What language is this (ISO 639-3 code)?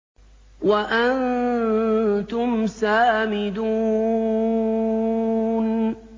ara